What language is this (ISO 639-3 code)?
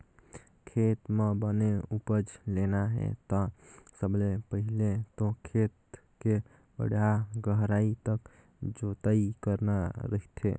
hne